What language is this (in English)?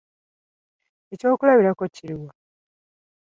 Ganda